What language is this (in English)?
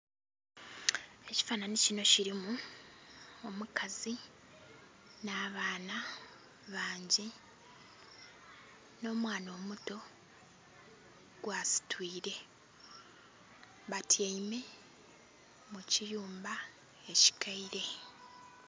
Soga